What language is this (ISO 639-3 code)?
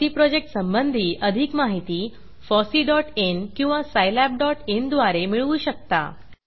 mar